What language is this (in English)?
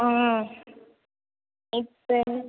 Tamil